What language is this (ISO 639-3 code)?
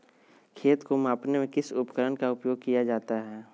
mag